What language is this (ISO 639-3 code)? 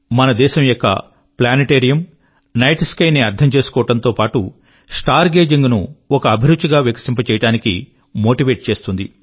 tel